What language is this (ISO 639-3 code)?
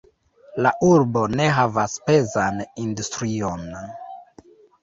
epo